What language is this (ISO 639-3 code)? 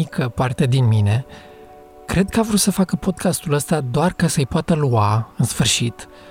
ron